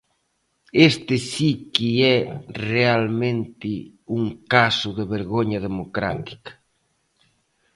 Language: Galician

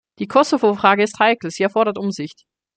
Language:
German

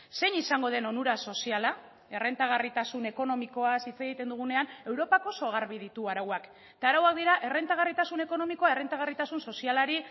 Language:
Basque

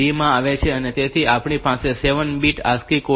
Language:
Gujarati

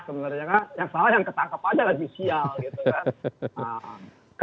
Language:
Indonesian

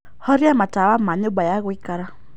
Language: Kikuyu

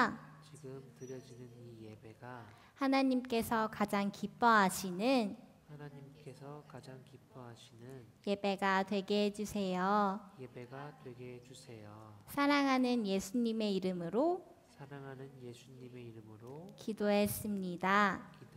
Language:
Korean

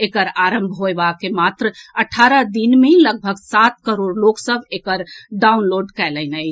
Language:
Maithili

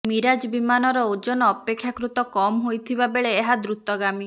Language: Odia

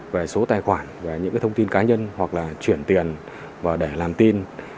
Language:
Vietnamese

